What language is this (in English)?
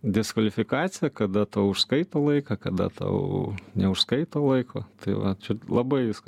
Lithuanian